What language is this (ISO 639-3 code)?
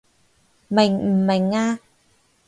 yue